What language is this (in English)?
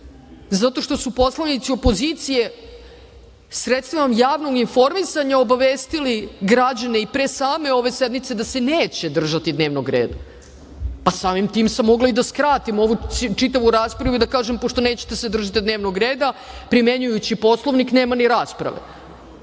Serbian